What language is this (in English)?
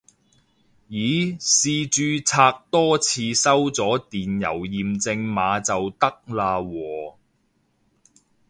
Cantonese